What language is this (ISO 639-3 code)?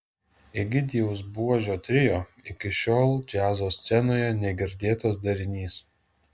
lit